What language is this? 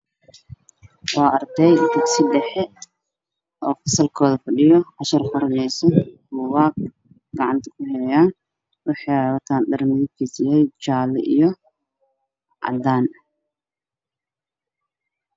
Somali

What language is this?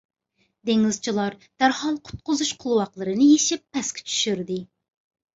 Uyghur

